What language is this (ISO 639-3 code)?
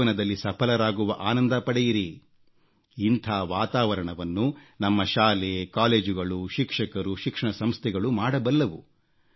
kan